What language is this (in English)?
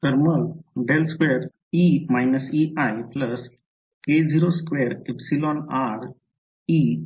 Marathi